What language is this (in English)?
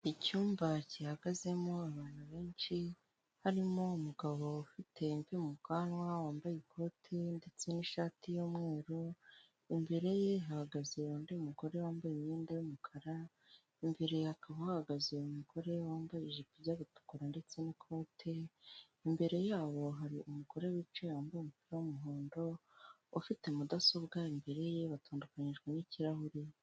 Kinyarwanda